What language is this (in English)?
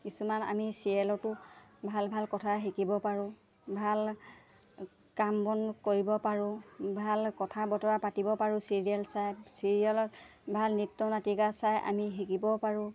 Assamese